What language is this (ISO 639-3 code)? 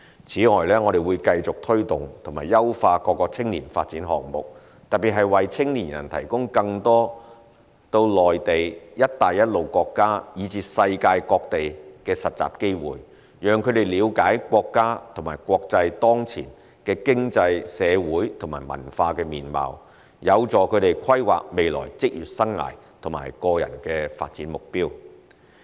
yue